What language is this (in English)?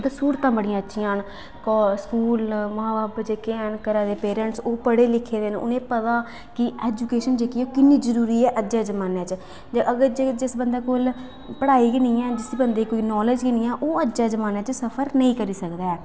Dogri